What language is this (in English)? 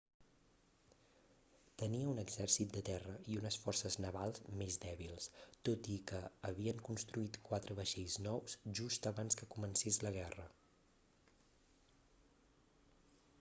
Catalan